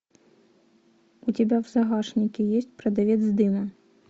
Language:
Russian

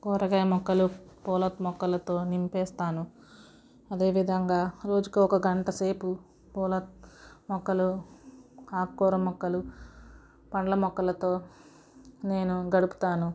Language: Telugu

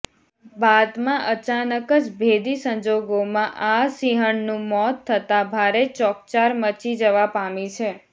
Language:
Gujarati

